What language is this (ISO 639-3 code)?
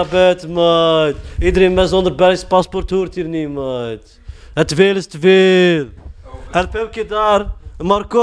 nld